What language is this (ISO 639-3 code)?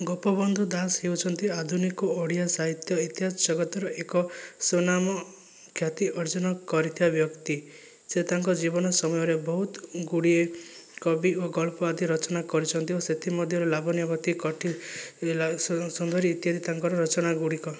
ori